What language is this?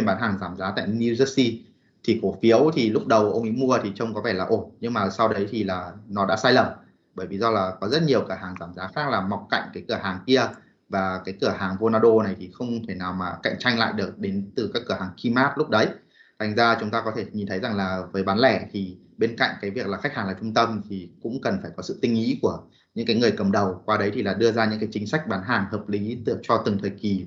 Vietnamese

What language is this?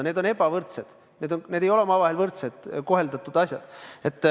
Estonian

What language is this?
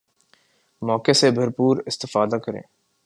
Urdu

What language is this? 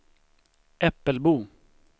Swedish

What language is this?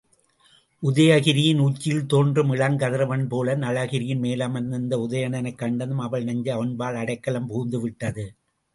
Tamil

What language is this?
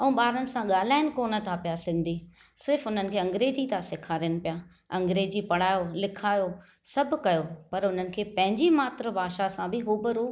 Sindhi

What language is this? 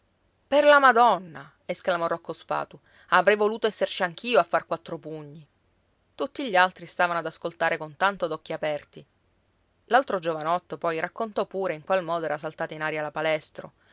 Italian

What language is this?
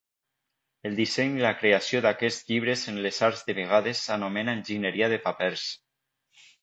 Catalan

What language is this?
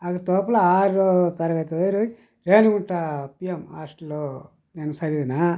Telugu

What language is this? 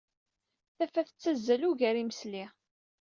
Kabyle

